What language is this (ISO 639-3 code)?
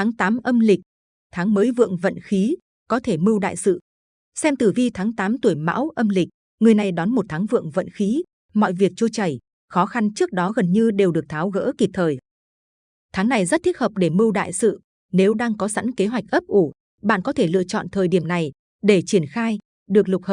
vie